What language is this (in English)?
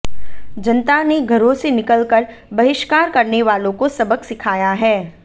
Hindi